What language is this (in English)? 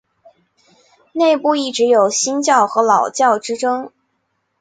Chinese